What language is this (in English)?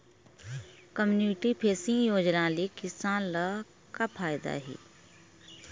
Chhattisgarhi